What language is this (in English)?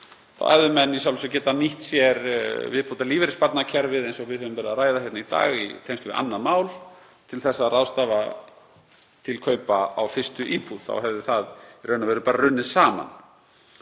Icelandic